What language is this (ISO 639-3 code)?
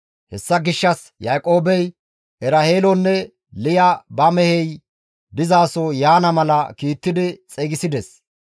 gmv